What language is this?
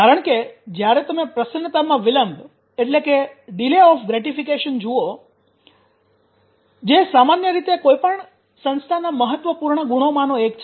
Gujarati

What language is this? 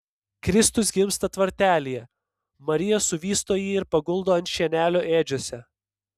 Lithuanian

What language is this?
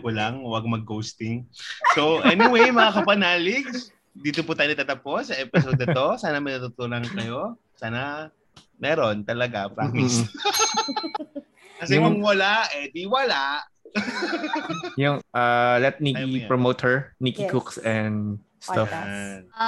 Filipino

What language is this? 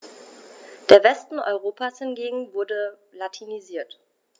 German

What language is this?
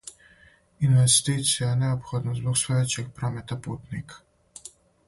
Serbian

